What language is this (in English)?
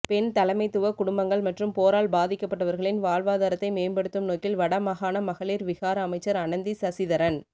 Tamil